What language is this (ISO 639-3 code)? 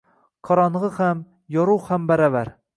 uzb